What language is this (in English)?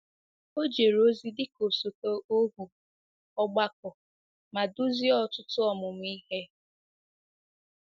Igbo